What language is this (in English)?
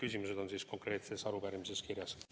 Estonian